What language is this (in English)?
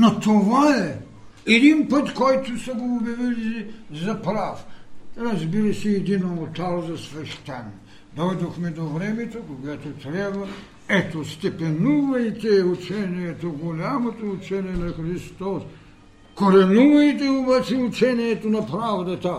Bulgarian